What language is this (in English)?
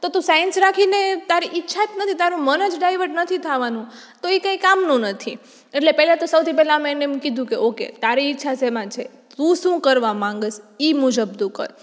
Gujarati